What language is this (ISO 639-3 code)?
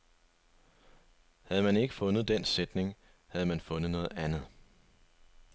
dan